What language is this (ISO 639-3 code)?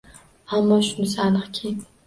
uzb